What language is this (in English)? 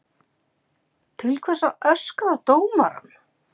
Icelandic